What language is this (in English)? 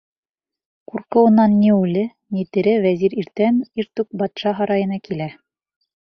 Bashkir